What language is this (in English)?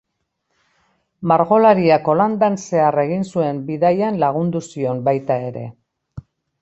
Basque